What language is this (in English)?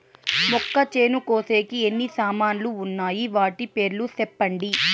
Telugu